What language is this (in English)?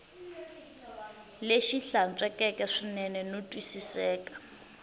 Tsonga